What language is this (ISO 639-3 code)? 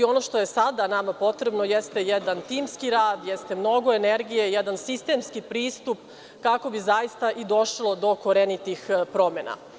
srp